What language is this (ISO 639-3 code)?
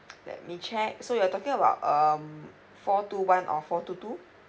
eng